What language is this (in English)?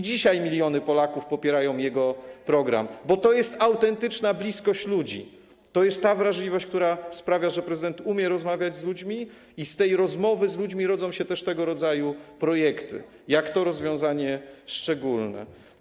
Polish